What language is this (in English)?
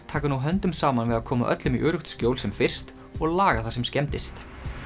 Icelandic